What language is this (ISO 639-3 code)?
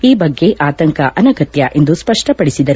kan